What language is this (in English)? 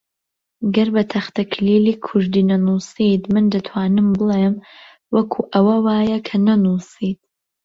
Central Kurdish